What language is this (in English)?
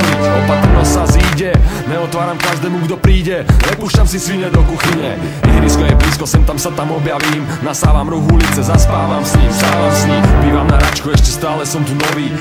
Czech